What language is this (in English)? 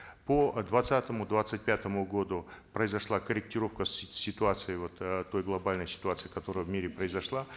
Kazakh